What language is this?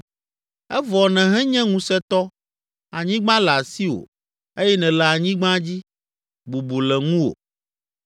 Ewe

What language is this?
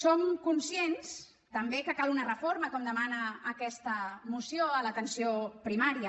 Catalan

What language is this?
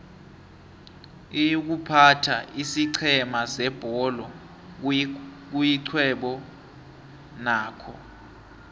South Ndebele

